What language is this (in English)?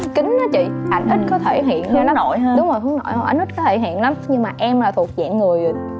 Vietnamese